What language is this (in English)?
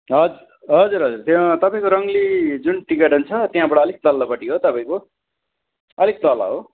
Nepali